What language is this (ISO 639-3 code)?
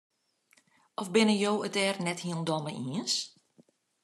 fry